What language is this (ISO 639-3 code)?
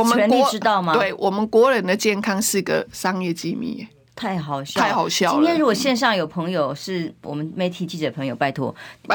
zho